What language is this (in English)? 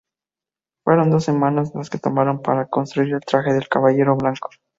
Spanish